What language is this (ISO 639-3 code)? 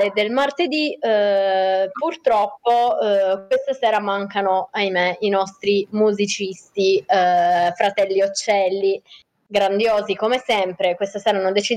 ita